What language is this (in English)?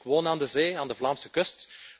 Dutch